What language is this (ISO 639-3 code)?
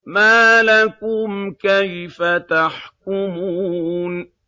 ara